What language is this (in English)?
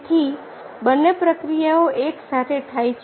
Gujarati